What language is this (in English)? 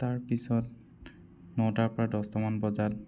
Assamese